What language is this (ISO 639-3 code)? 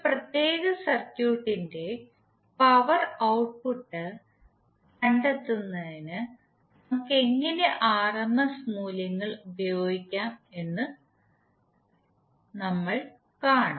mal